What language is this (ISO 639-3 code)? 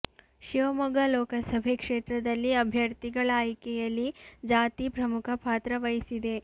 kan